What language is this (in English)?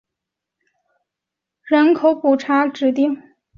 Chinese